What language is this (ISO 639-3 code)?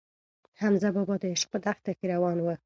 pus